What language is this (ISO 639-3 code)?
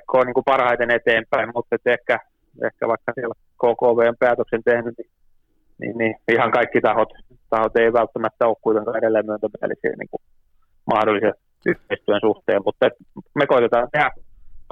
fin